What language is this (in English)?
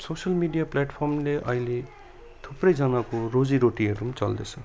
Nepali